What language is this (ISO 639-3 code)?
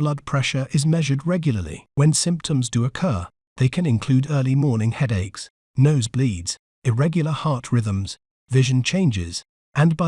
eng